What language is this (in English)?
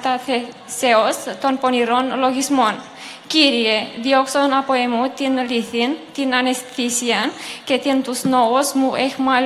Romanian